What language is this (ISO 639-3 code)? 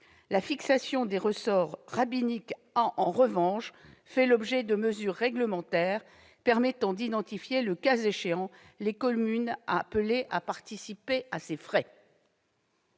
fra